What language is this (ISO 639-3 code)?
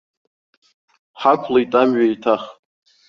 abk